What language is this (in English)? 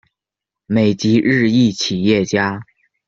Chinese